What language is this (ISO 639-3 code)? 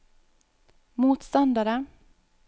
nor